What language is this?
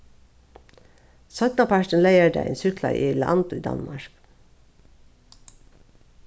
Faroese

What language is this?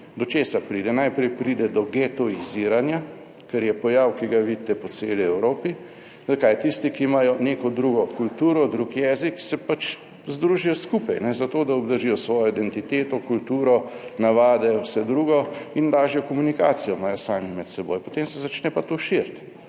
Slovenian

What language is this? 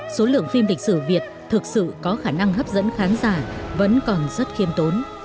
Vietnamese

